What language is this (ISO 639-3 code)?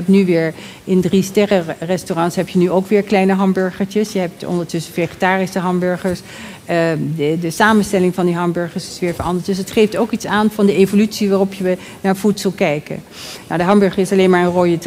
nld